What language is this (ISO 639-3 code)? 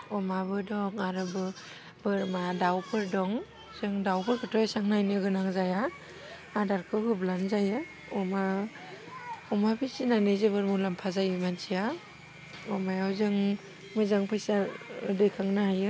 brx